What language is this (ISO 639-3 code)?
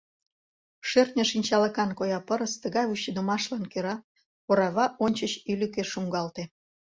chm